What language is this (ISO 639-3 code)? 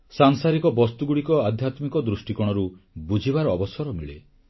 ori